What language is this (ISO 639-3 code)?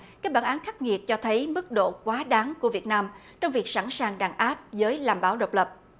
vie